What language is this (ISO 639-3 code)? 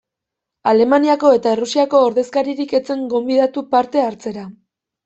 eus